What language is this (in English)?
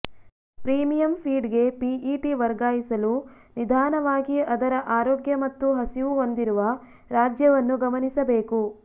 Kannada